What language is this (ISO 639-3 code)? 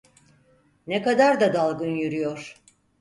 tur